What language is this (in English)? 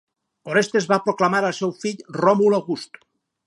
Catalan